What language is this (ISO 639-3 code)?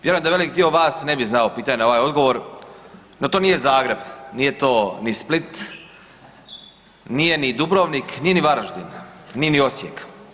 hrv